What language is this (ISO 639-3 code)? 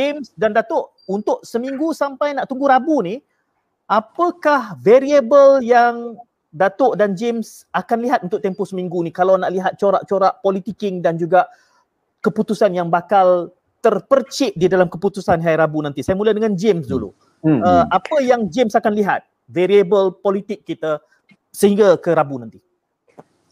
msa